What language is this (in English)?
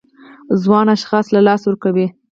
Pashto